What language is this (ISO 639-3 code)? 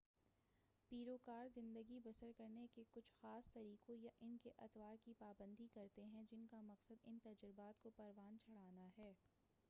urd